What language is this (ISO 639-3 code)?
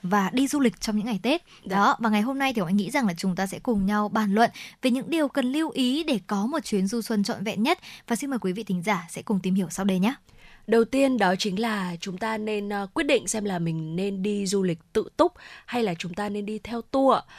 vie